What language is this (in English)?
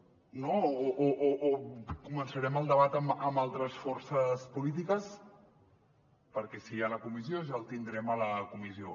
Catalan